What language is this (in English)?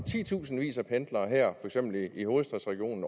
Danish